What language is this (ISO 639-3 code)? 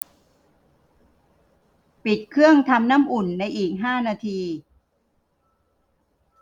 tha